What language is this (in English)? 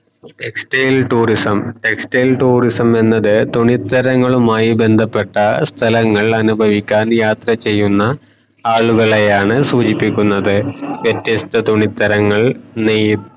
Malayalam